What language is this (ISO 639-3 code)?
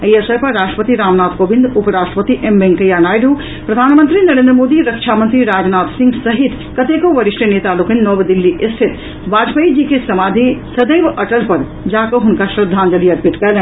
mai